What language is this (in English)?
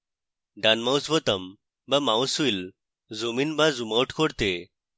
Bangla